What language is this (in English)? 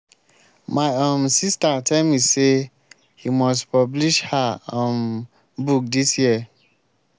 Nigerian Pidgin